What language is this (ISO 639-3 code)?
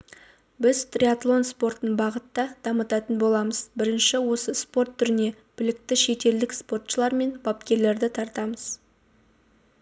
kaz